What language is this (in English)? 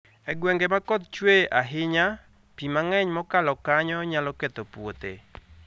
Luo (Kenya and Tanzania)